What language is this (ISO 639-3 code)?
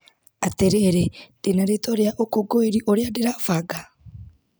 kik